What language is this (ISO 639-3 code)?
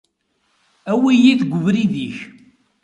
kab